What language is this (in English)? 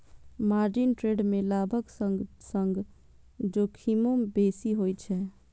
Maithili